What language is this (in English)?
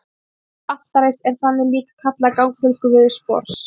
Icelandic